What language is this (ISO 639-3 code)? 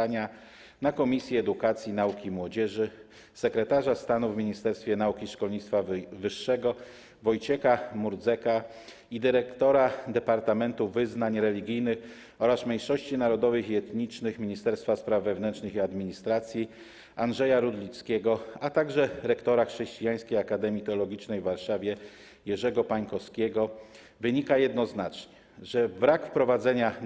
pol